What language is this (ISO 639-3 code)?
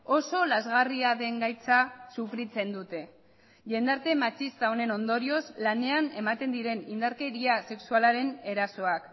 eus